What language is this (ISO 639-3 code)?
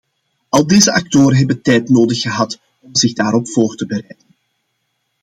nld